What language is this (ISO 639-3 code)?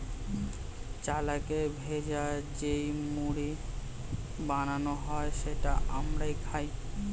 ben